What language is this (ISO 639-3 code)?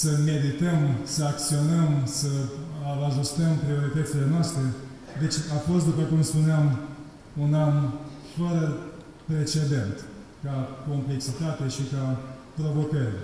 ron